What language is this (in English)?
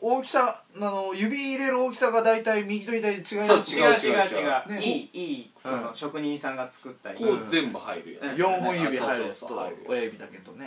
Japanese